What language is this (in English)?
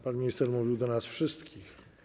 Polish